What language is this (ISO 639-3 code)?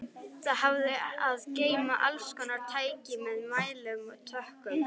isl